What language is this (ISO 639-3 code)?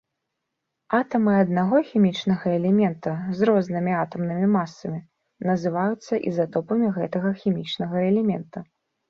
bel